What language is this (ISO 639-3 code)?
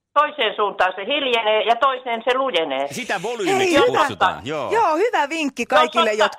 fin